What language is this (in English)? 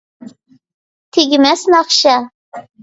Uyghur